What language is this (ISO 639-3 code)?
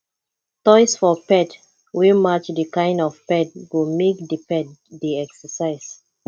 pcm